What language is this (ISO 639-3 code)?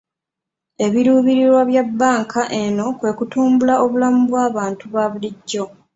lug